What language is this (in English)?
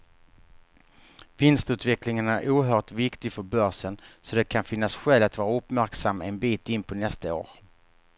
Swedish